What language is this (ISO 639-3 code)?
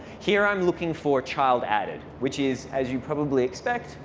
eng